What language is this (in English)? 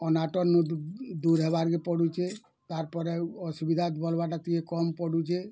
Odia